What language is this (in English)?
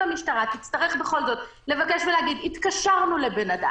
Hebrew